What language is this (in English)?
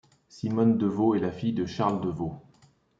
French